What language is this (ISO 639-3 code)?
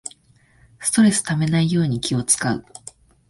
jpn